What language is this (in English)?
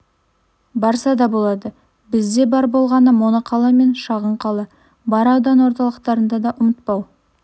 Kazakh